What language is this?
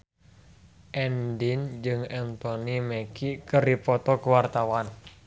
Sundanese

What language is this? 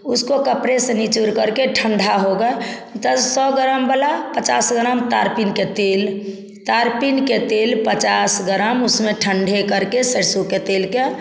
Hindi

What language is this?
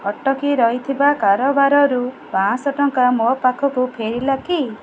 Odia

